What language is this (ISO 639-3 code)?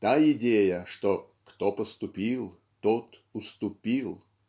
rus